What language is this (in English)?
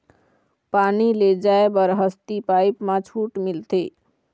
Chhattisgarhi